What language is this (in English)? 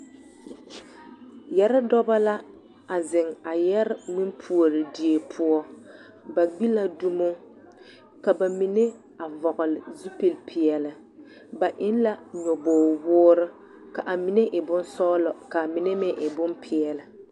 Southern Dagaare